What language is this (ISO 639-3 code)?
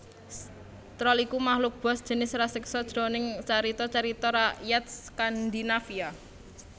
jav